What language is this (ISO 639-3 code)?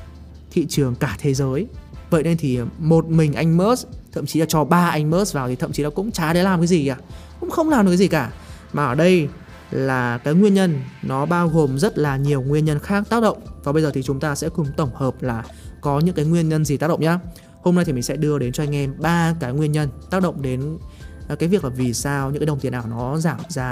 vie